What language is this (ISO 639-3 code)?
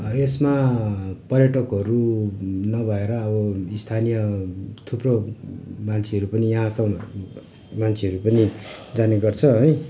nep